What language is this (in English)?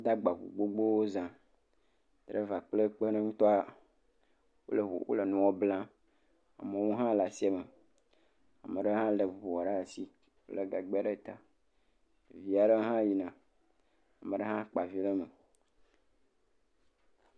Ewe